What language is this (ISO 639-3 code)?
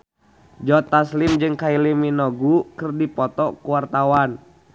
sun